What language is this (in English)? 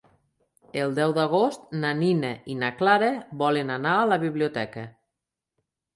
Catalan